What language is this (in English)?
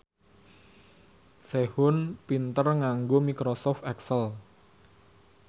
Javanese